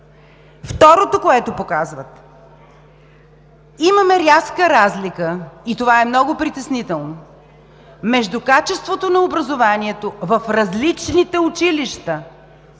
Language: Bulgarian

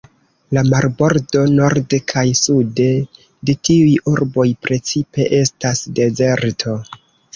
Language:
Esperanto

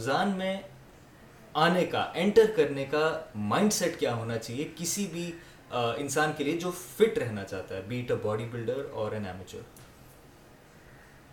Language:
Urdu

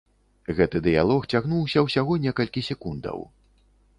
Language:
Belarusian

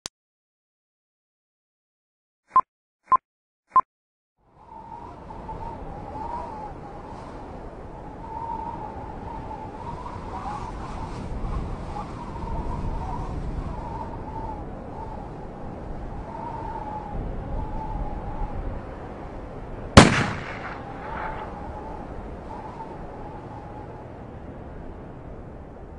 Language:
Arabic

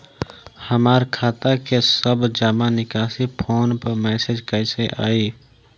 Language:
Bhojpuri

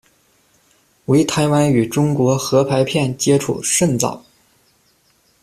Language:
Chinese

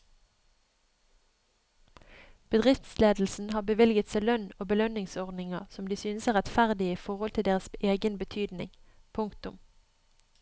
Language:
Norwegian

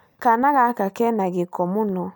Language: Kikuyu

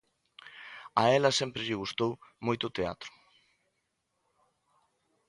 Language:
Galician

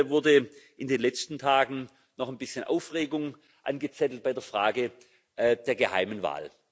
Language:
German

